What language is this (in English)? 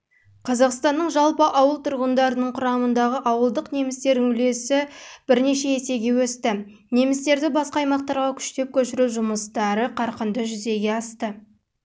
Kazakh